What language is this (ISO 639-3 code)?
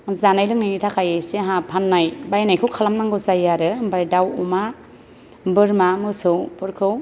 brx